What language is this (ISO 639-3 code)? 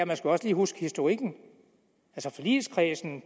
dan